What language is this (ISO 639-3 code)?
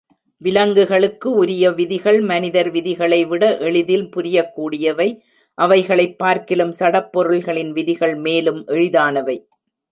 tam